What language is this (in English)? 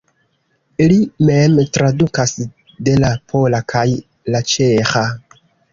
Esperanto